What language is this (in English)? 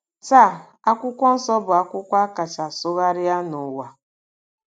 Igbo